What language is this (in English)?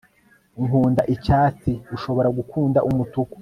Kinyarwanda